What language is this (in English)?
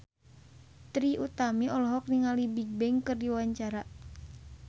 Sundanese